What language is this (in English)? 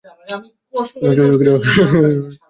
Bangla